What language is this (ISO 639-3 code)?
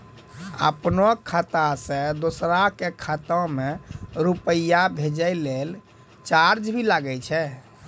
mai